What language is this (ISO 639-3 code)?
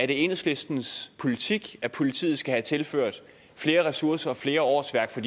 dan